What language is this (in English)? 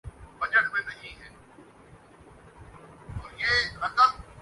Urdu